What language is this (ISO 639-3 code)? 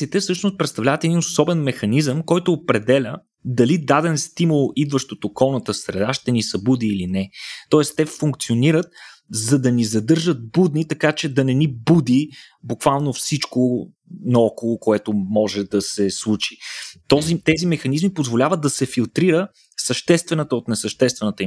bul